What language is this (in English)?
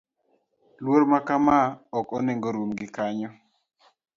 Luo (Kenya and Tanzania)